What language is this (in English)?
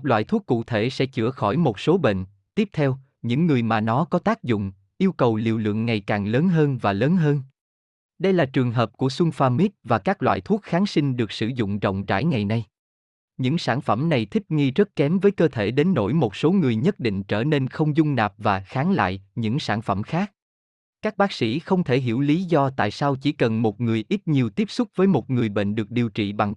Vietnamese